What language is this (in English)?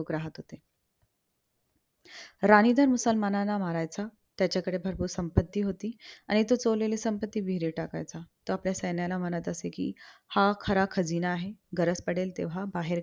Marathi